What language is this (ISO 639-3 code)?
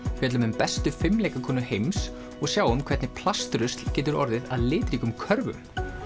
isl